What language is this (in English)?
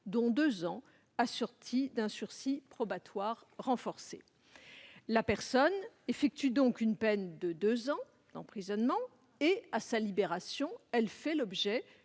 French